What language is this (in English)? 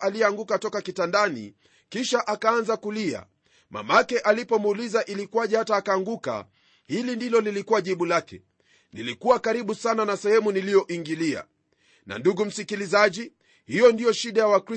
Swahili